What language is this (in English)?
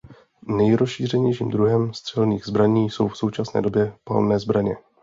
Czech